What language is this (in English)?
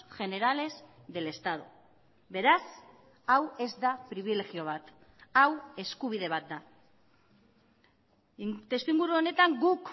Basque